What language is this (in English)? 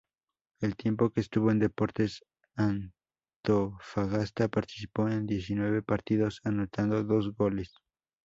Spanish